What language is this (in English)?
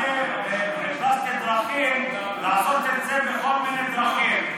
Hebrew